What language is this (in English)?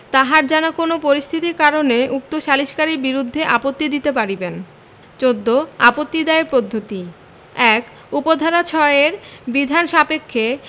Bangla